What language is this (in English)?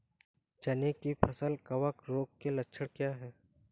Hindi